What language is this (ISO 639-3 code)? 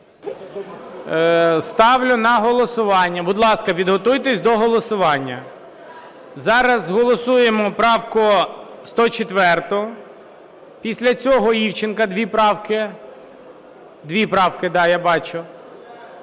ukr